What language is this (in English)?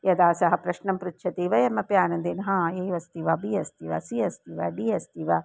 Sanskrit